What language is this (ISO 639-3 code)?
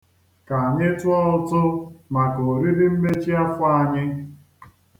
ibo